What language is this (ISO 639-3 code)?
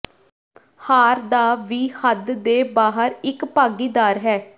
pan